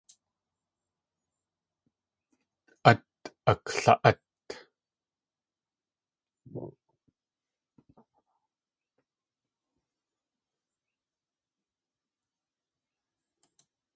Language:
Tlingit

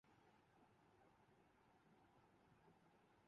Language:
Urdu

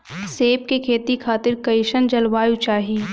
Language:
Bhojpuri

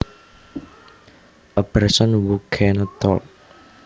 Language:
Javanese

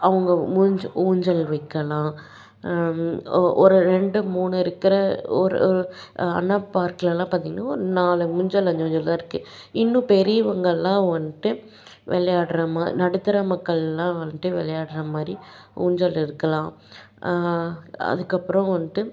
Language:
Tamil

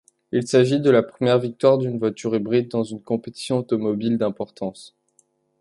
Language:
French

